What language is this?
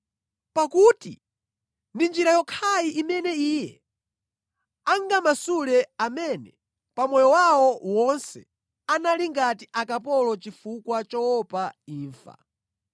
Nyanja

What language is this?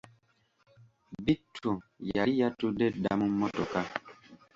Ganda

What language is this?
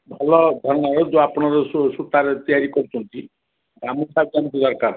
Odia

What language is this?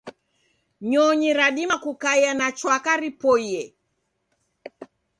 Taita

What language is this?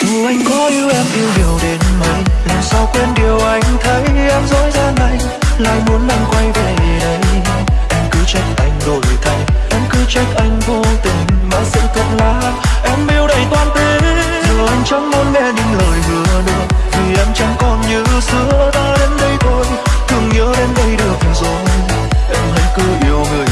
Vietnamese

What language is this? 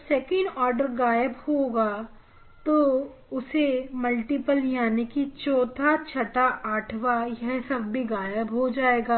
Hindi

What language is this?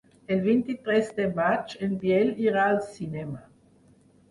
Catalan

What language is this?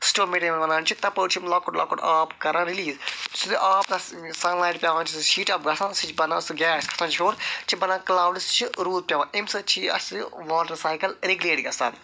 Kashmiri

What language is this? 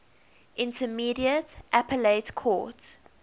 English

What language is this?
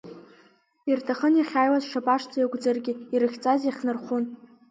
Abkhazian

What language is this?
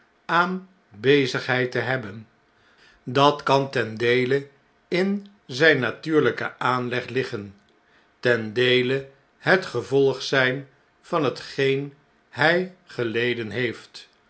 Dutch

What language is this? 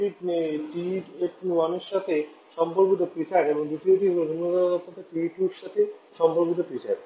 Bangla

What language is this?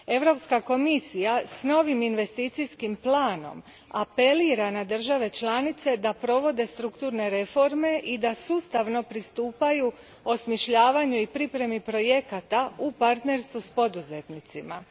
Croatian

